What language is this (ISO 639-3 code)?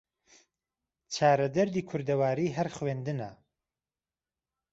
ckb